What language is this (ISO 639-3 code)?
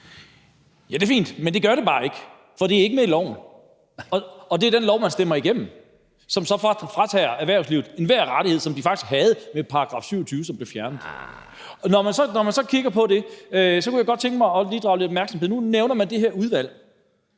dan